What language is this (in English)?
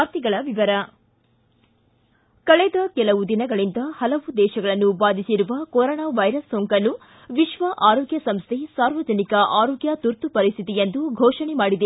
Kannada